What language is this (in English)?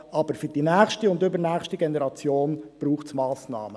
Swiss German